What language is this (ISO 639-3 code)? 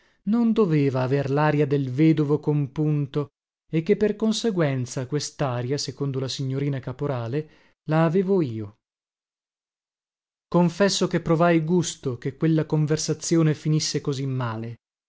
ita